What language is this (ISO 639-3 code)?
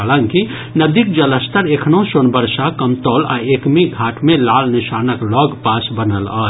mai